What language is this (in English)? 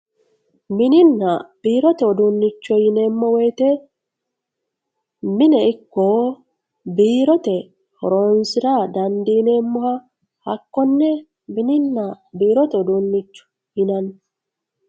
Sidamo